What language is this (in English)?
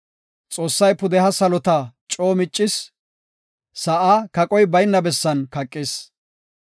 Gofa